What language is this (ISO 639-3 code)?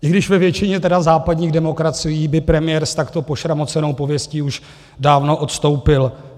ces